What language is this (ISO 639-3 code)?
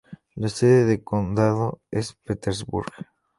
spa